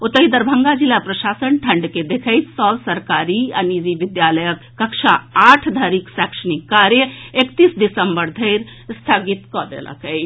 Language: Maithili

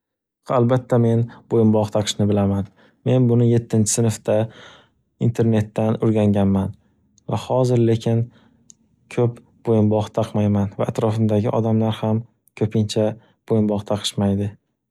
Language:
Uzbek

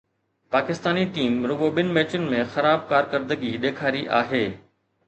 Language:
Sindhi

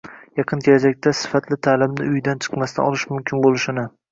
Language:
Uzbek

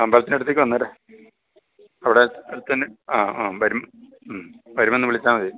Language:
Malayalam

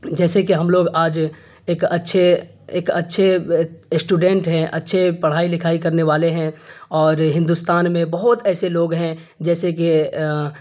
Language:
Urdu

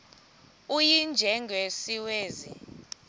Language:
Xhosa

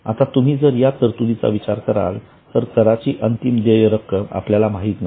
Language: Marathi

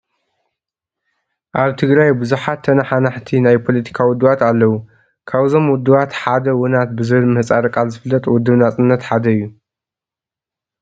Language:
Tigrinya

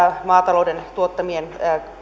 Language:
Finnish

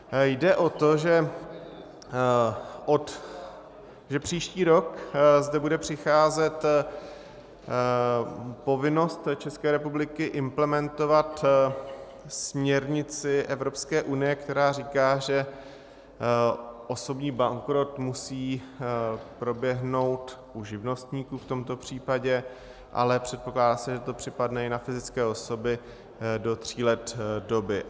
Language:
Czech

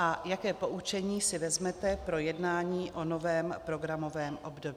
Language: Czech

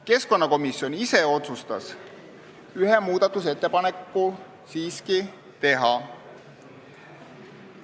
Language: Estonian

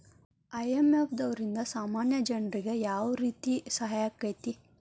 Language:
Kannada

